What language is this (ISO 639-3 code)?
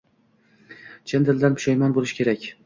uzb